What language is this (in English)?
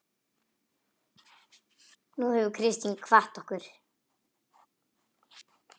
Icelandic